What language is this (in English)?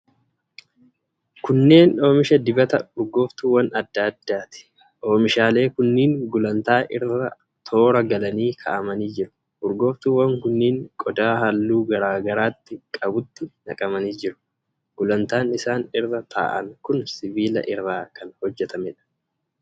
Oromo